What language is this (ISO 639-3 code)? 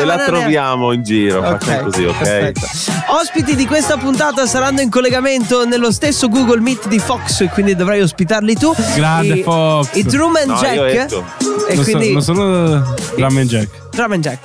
ita